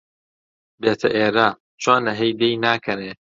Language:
Central Kurdish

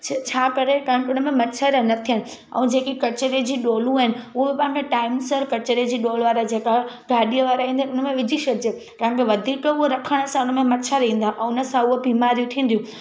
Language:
Sindhi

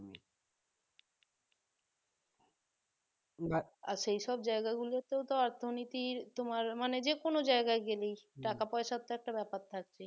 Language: Bangla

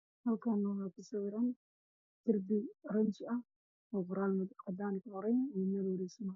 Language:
Somali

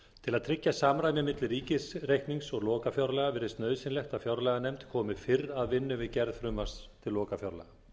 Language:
Icelandic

